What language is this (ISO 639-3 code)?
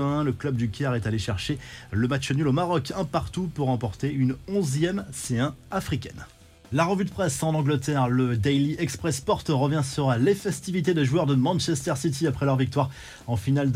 fra